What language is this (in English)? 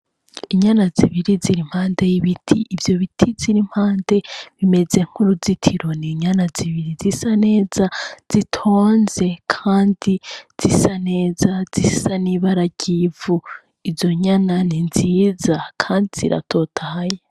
Rundi